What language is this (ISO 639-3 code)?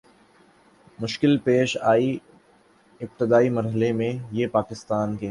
urd